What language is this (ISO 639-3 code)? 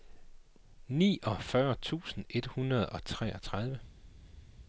dan